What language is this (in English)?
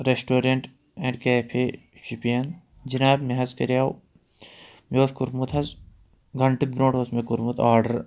Kashmiri